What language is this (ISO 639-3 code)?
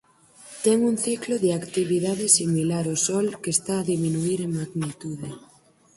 glg